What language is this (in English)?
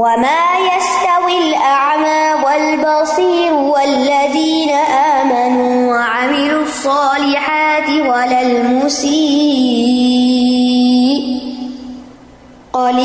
Urdu